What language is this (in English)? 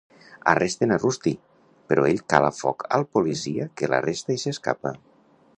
Catalan